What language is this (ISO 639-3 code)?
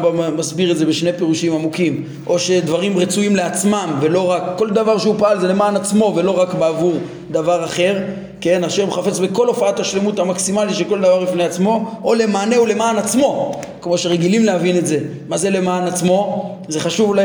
heb